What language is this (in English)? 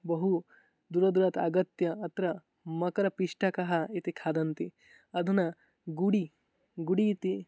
Sanskrit